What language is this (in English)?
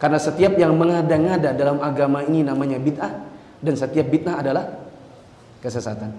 Indonesian